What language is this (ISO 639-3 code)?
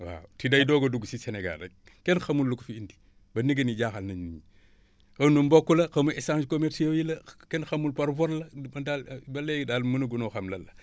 wol